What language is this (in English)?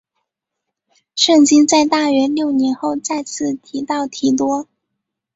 Chinese